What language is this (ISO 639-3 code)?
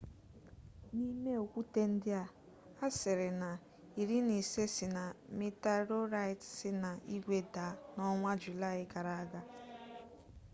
ibo